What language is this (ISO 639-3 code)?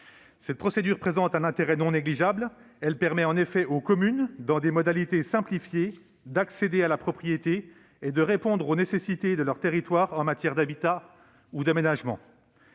fra